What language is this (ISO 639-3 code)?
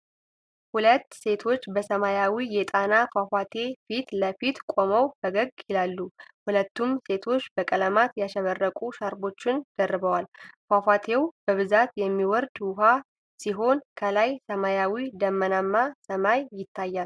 amh